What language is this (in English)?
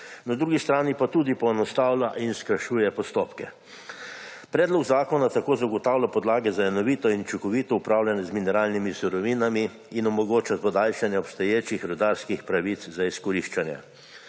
Slovenian